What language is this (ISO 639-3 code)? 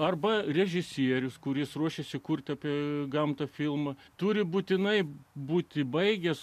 lit